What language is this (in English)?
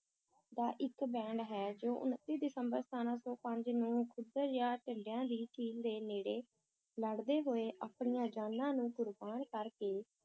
Punjabi